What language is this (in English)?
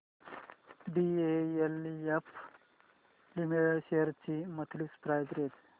Marathi